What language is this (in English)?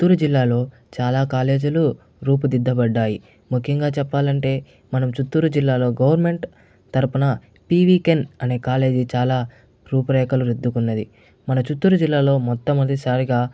Telugu